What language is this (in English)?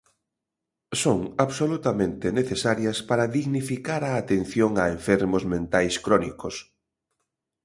Galician